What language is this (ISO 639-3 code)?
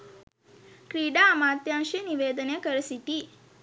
sin